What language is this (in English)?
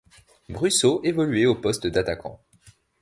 French